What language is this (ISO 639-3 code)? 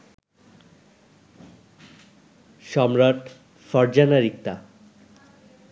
ben